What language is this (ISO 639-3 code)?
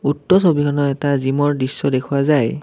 asm